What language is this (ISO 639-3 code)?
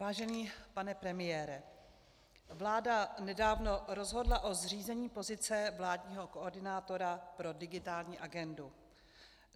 ces